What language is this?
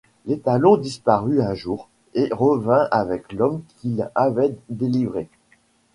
French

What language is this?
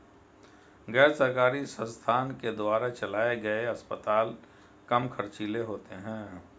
Hindi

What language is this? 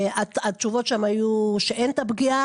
Hebrew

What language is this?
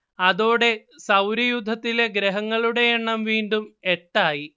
Malayalam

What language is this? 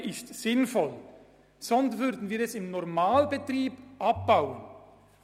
Swiss German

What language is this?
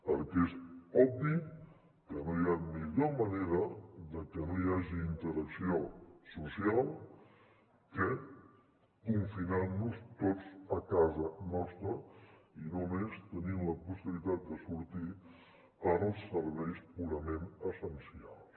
Catalan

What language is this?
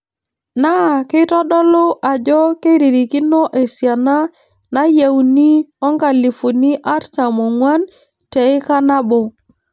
Masai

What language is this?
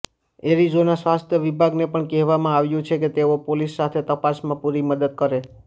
Gujarati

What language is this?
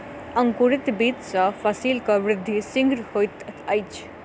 Maithili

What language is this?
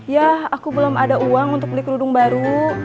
Indonesian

